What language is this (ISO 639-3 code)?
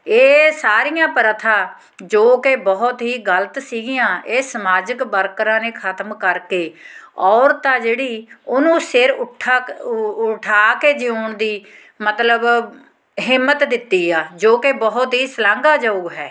pan